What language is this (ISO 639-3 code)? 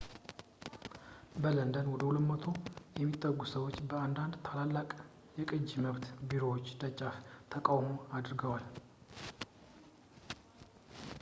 amh